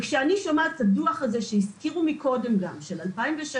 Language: Hebrew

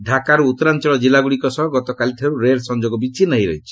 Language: Odia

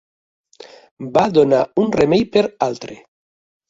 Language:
Catalan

